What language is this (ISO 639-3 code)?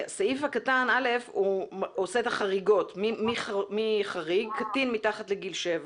heb